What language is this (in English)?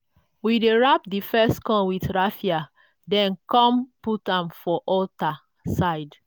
Nigerian Pidgin